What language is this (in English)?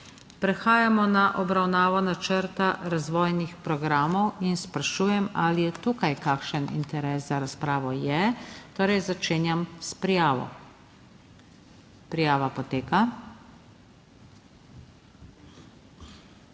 Slovenian